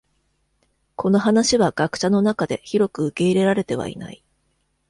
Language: Japanese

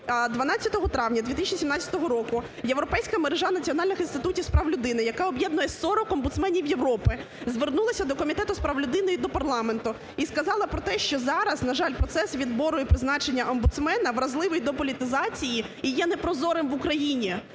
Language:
Ukrainian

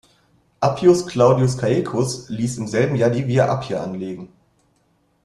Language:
German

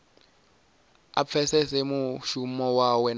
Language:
Venda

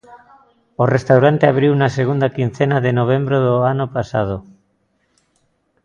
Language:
Galician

